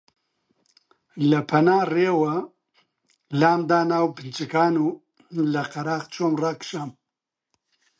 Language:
Central Kurdish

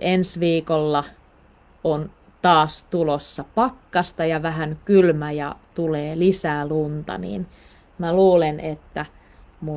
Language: Finnish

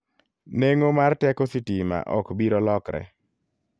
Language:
Luo (Kenya and Tanzania)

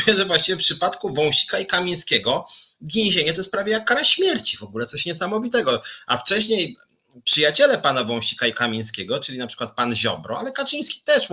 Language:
Polish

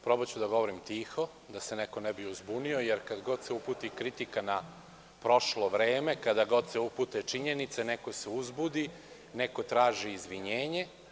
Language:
Serbian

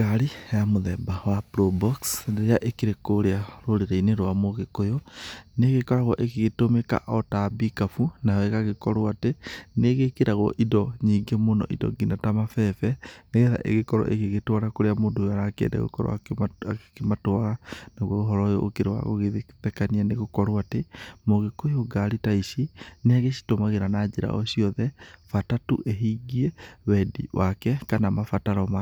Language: Kikuyu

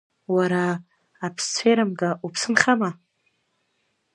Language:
Abkhazian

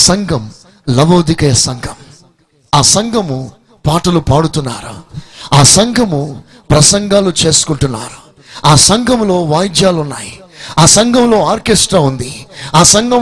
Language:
Telugu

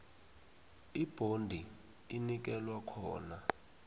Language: South Ndebele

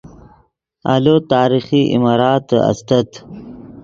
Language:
Yidgha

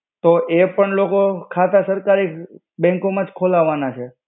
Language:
Gujarati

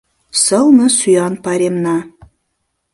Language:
Mari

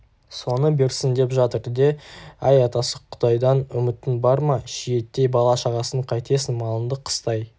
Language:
Kazakh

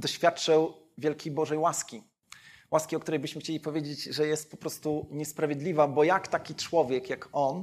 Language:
Polish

